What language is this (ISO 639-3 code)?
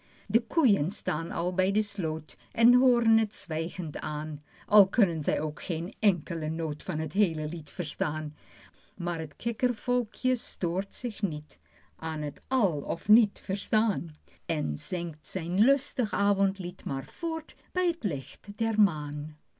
nld